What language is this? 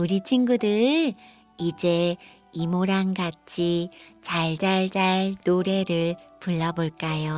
Korean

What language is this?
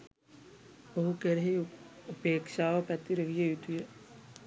Sinhala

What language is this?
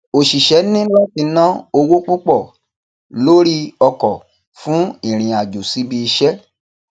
Yoruba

